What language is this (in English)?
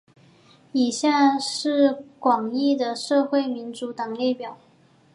Chinese